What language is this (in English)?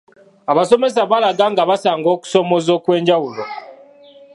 Ganda